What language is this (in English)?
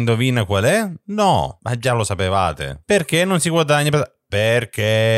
Italian